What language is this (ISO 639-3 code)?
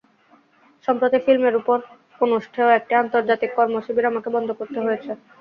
ben